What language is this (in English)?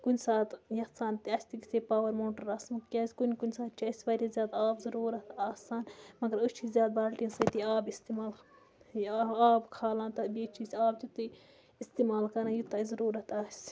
Kashmiri